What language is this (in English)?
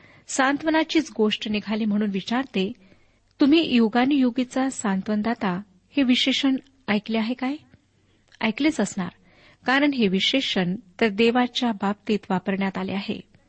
Marathi